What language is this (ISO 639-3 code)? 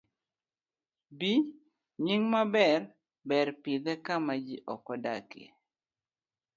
luo